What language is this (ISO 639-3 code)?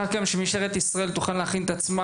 heb